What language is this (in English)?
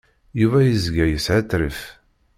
Kabyle